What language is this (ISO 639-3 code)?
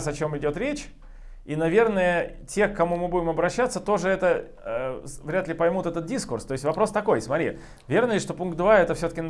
rus